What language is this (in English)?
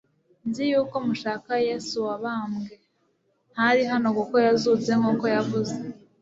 Kinyarwanda